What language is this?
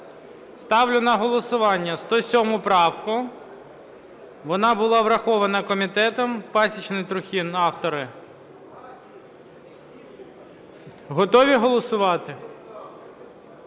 Ukrainian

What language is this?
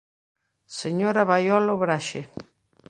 Galician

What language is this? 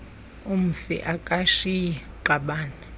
Xhosa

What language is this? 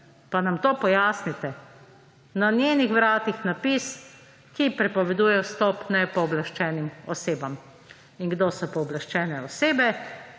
Slovenian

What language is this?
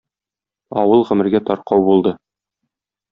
Tatar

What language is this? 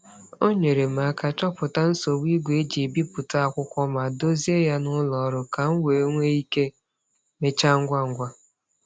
Igbo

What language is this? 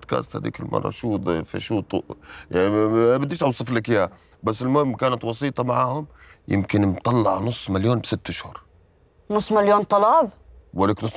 Arabic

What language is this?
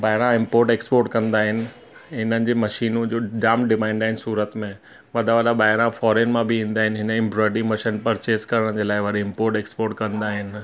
Sindhi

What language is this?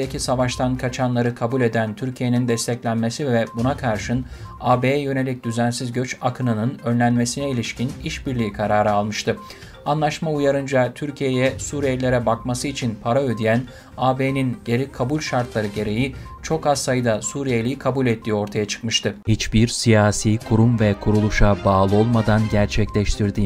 Turkish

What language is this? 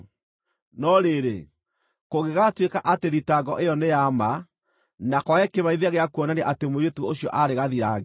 Kikuyu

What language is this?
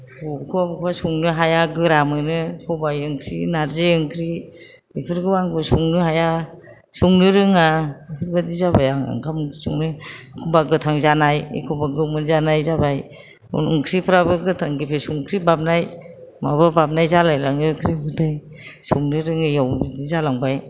Bodo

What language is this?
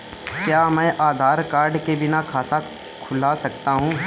Hindi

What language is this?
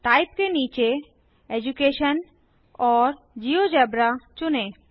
Hindi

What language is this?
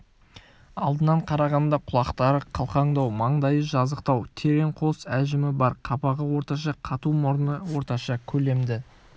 Kazakh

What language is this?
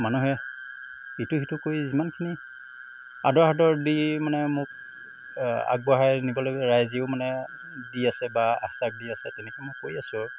Assamese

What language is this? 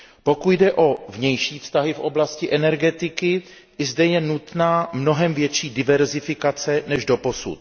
Czech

